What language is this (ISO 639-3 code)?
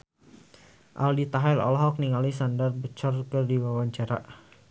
sun